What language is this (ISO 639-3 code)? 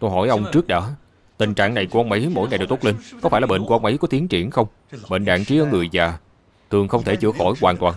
vie